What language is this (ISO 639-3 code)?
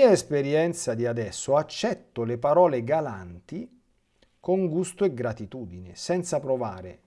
ita